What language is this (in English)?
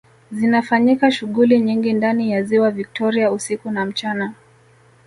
Swahili